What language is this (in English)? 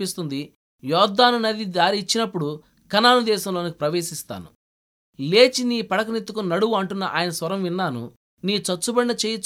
Telugu